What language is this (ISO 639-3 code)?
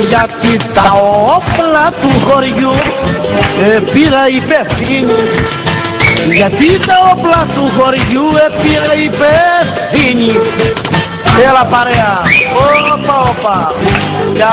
ell